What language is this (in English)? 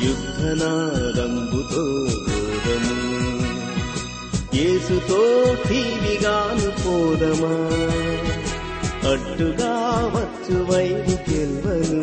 Telugu